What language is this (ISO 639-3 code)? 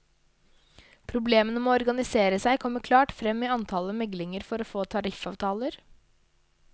nor